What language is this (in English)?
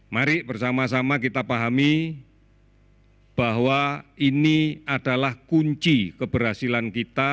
Indonesian